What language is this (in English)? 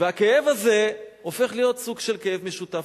Hebrew